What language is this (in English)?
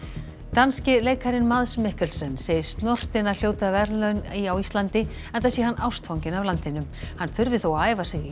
Icelandic